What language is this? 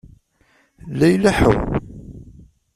Kabyle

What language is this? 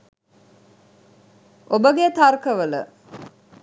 Sinhala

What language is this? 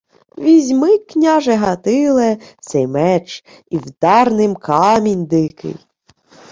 Ukrainian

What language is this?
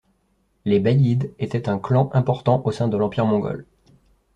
French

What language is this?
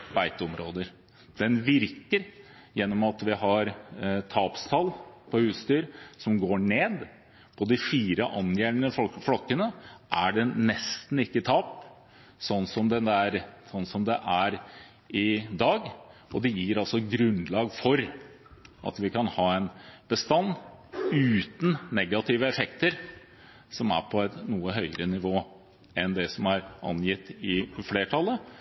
Norwegian Bokmål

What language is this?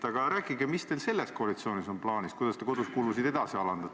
Estonian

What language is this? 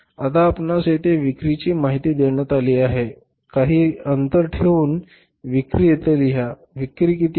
Marathi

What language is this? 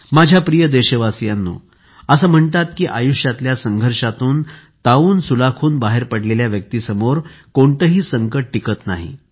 Marathi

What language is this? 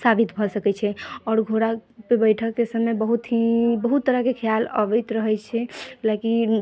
Maithili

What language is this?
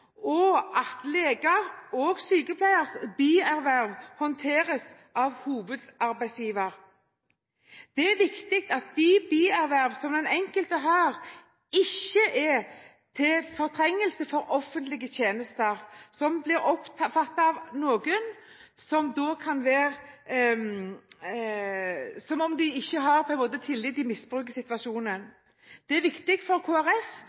Norwegian Bokmål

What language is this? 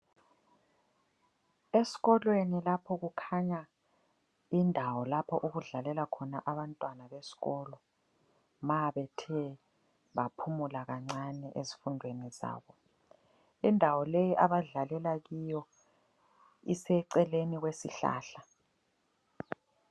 North Ndebele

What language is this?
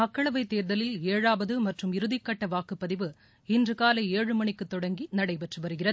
Tamil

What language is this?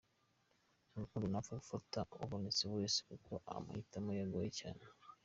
Kinyarwanda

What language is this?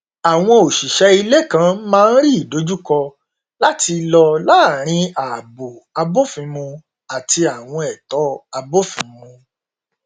Yoruba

